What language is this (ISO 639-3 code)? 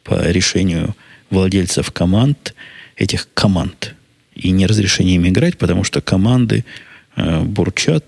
rus